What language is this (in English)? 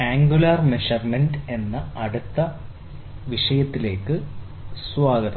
Malayalam